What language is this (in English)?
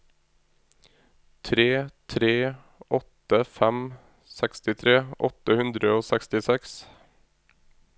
Norwegian